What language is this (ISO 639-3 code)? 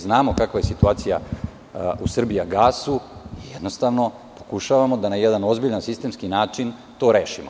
srp